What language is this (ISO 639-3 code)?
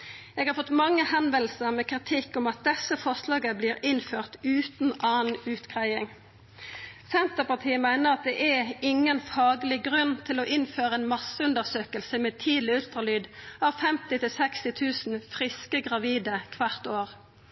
nno